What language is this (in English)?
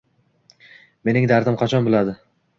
Uzbek